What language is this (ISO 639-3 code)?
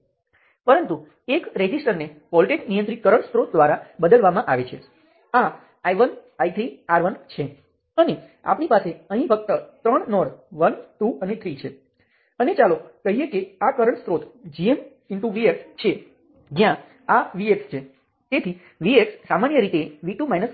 guj